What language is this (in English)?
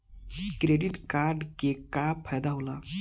Bhojpuri